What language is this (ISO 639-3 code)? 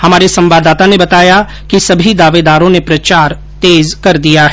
hin